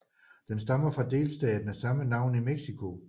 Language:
Danish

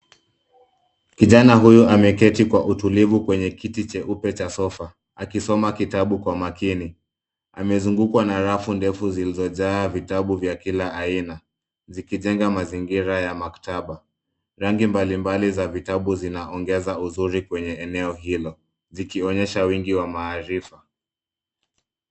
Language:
Swahili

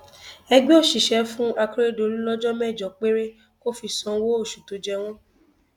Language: Yoruba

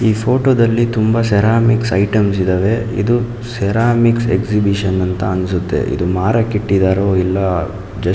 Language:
Kannada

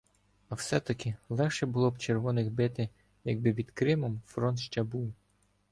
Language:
Ukrainian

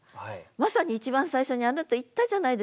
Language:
Japanese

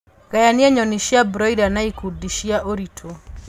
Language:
Kikuyu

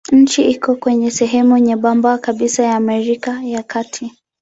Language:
Swahili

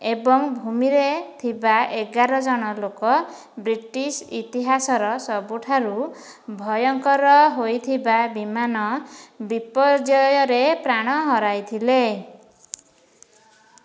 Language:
Odia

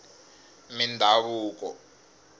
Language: Tsonga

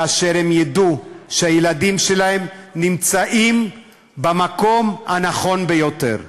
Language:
Hebrew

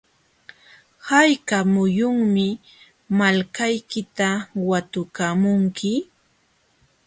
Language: Jauja Wanca Quechua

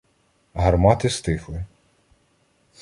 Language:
Ukrainian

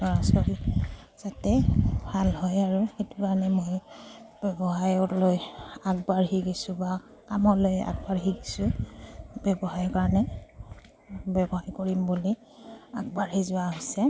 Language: Assamese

